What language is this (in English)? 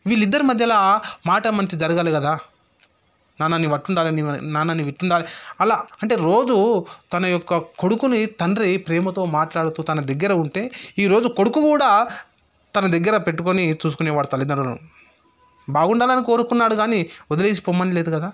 Telugu